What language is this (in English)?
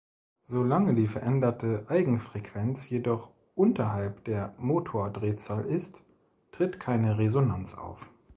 German